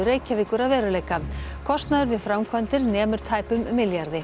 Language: Icelandic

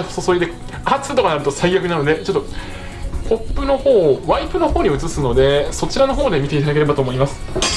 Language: Japanese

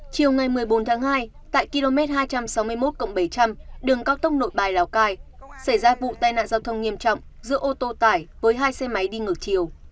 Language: Vietnamese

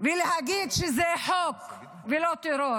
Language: Hebrew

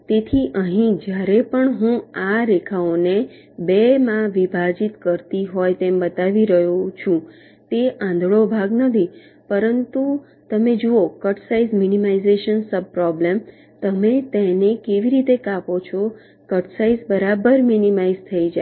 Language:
Gujarati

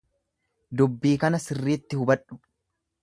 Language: Oromo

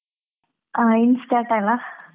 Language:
Kannada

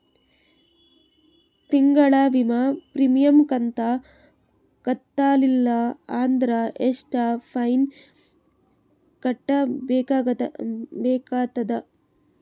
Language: Kannada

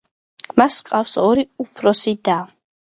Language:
Georgian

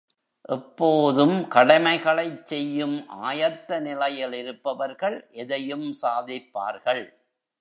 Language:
Tamil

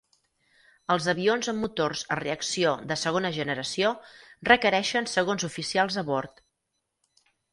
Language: Catalan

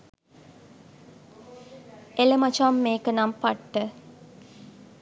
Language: Sinhala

